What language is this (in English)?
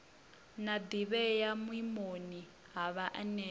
Venda